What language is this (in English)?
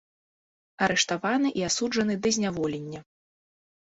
Belarusian